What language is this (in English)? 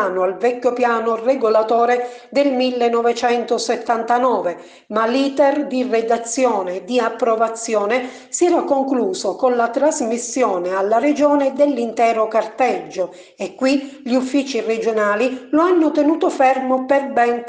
Italian